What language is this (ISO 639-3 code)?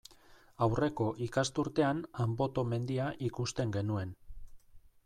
eus